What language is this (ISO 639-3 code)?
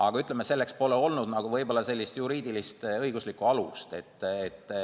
est